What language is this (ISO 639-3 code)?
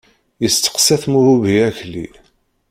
kab